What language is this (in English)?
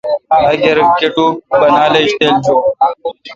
Kalkoti